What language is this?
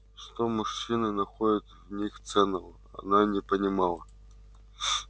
Russian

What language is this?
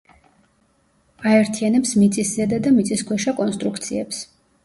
Georgian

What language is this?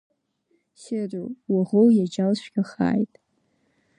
Abkhazian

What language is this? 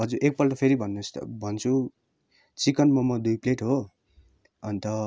Nepali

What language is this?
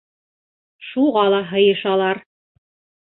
Bashkir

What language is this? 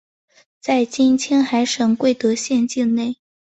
Chinese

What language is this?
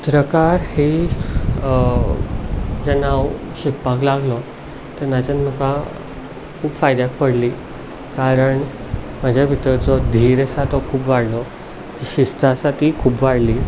Konkani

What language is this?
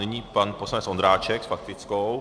Czech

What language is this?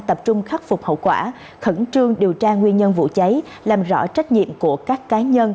Vietnamese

